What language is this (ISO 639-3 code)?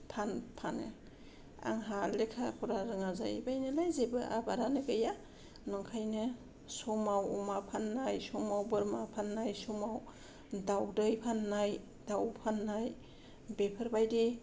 brx